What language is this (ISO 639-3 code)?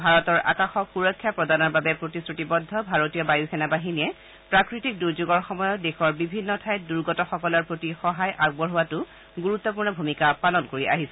asm